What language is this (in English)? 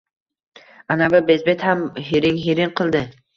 Uzbek